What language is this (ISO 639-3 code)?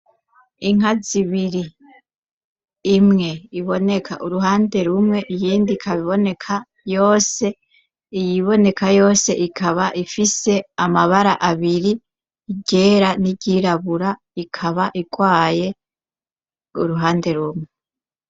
run